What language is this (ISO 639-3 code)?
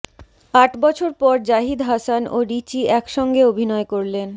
ben